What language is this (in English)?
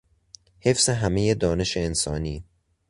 Persian